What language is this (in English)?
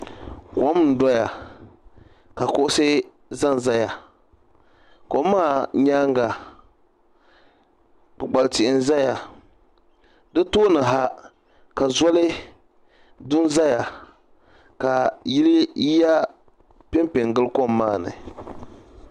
Dagbani